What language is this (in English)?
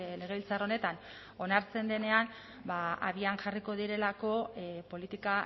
Basque